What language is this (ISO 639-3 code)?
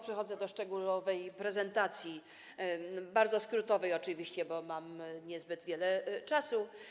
pol